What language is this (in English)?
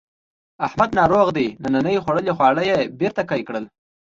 Pashto